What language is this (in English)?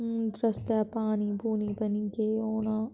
Dogri